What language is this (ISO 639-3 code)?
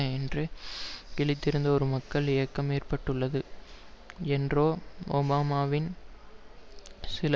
tam